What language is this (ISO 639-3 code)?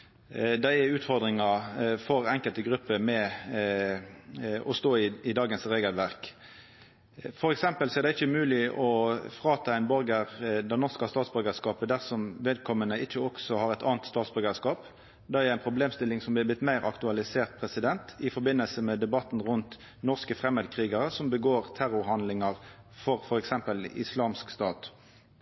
nno